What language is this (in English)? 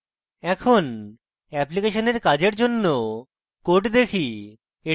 Bangla